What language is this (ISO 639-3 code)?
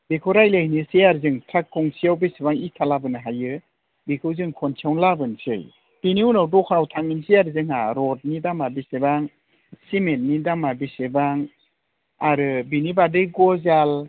brx